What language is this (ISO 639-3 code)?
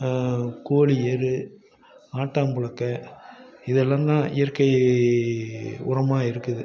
tam